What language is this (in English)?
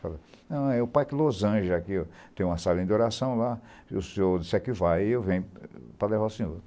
Portuguese